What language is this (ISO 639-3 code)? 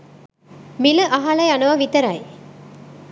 sin